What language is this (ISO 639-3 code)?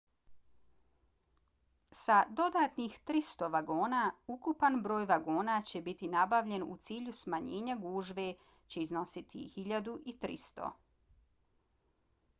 bos